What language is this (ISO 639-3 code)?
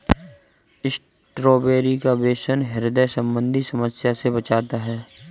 hin